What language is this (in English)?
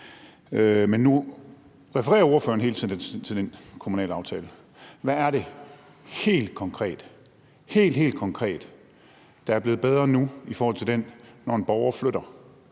Danish